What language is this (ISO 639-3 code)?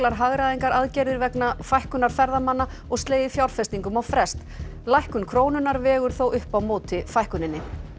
isl